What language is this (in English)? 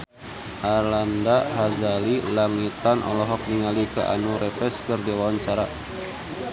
Sundanese